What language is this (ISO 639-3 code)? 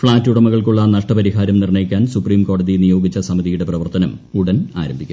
mal